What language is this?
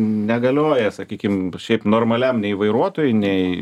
Lithuanian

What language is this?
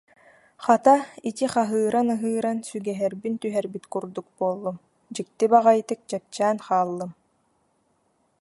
Yakut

